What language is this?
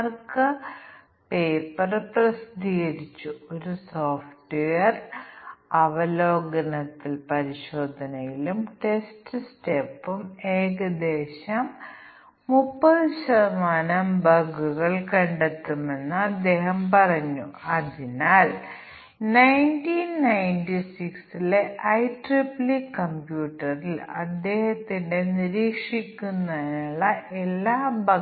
Malayalam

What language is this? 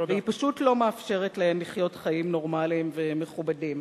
Hebrew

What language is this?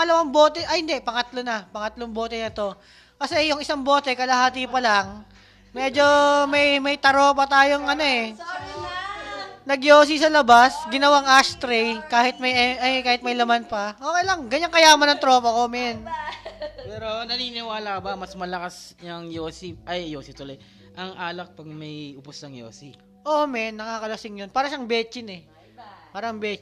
Filipino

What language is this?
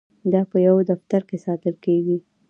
Pashto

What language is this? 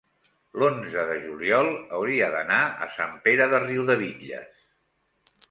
Catalan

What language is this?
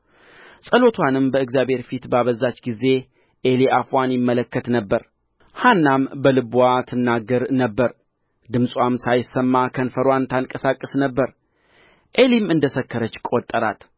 Amharic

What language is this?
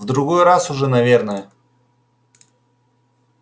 Russian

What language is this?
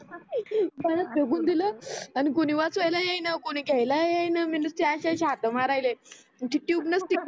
Marathi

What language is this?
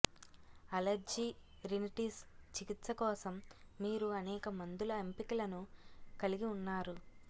Telugu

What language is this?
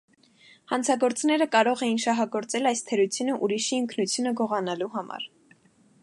Armenian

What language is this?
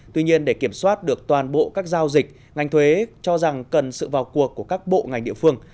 Vietnamese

